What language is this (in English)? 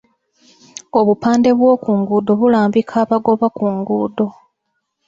Ganda